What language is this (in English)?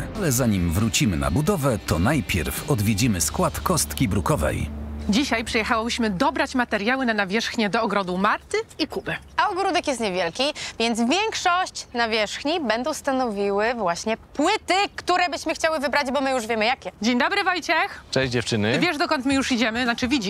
Polish